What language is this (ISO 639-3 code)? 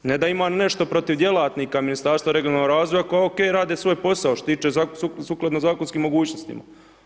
hrv